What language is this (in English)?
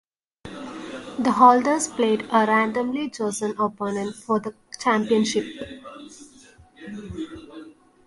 English